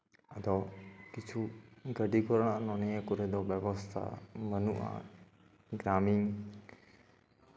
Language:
Santali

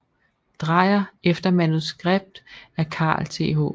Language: Danish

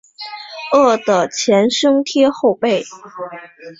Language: Chinese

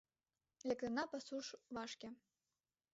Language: Mari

